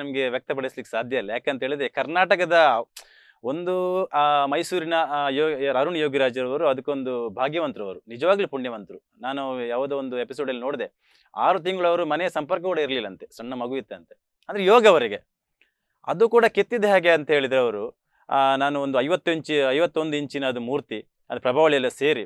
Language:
Kannada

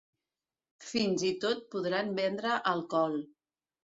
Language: Catalan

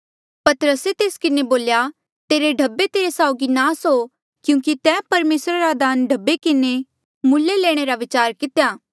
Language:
Mandeali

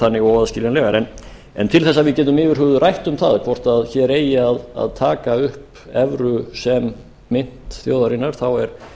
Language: Icelandic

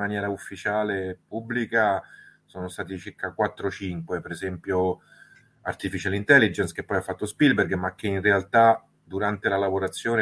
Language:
Italian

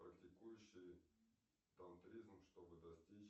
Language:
Russian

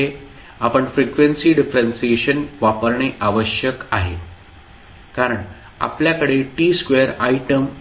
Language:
Marathi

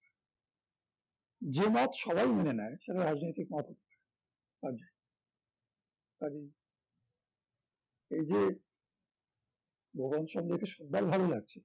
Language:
Bangla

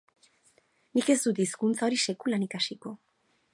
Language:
Basque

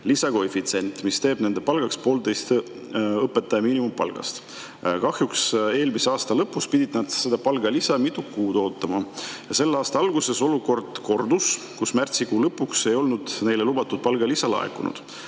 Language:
Estonian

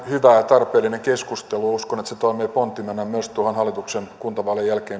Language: Finnish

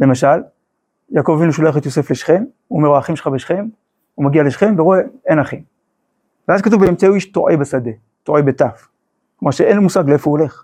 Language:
Hebrew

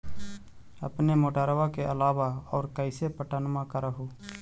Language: Magahi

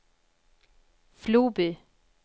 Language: Swedish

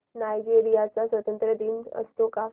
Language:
Marathi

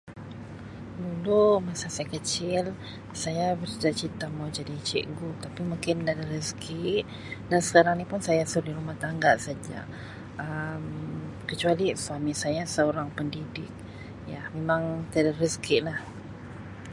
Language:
Sabah Malay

